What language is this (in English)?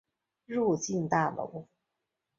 Chinese